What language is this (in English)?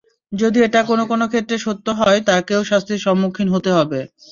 Bangla